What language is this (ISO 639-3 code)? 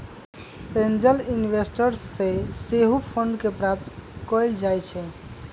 mag